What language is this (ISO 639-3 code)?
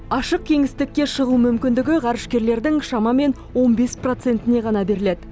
kaz